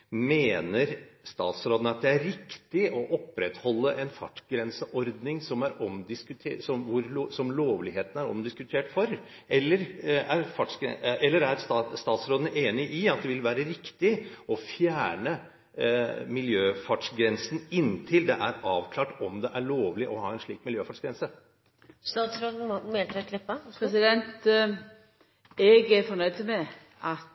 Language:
Norwegian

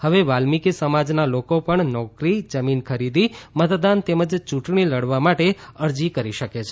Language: Gujarati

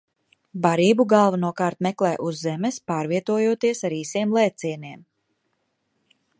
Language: Latvian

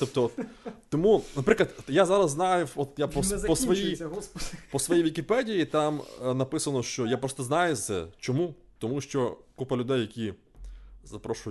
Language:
Ukrainian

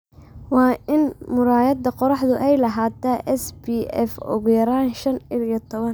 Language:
Somali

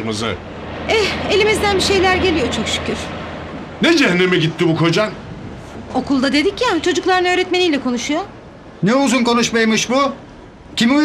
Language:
Turkish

